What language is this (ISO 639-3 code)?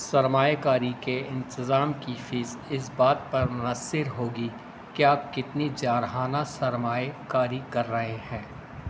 urd